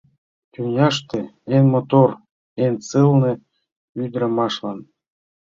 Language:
Mari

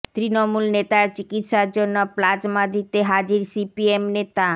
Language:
Bangla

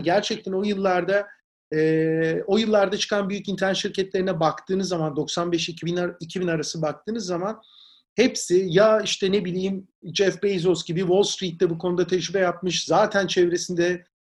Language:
Turkish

